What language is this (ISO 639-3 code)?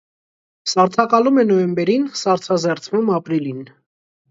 hye